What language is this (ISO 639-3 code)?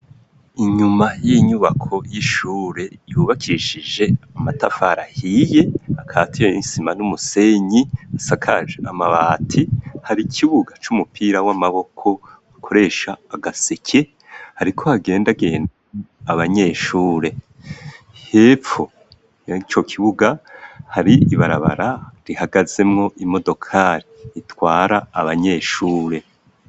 run